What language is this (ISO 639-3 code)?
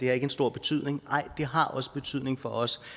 dan